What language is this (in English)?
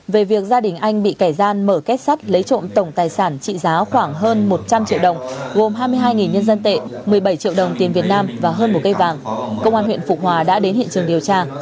Vietnamese